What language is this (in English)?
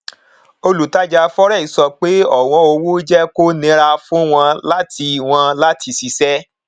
Yoruba